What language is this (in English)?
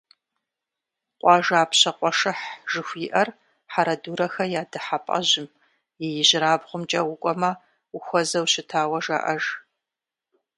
Kabardian